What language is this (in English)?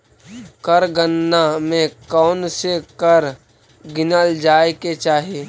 Magahi